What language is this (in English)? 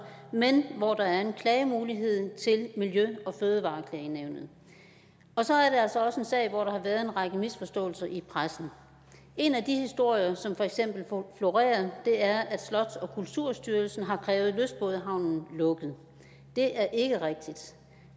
Danish